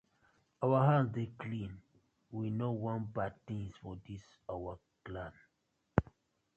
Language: Nigerian Pidgin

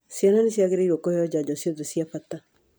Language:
Kikuyu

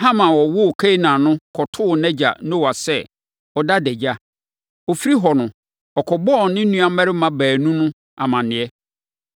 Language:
Akan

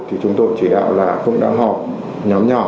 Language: Vietnamese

